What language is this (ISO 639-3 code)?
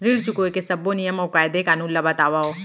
hne